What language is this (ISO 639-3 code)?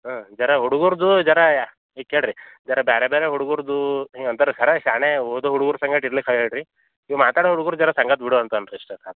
kan